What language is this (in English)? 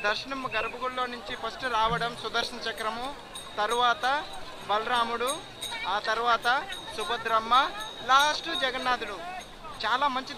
Arabic